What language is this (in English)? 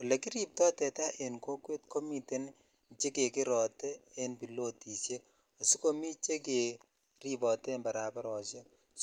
Kalenjin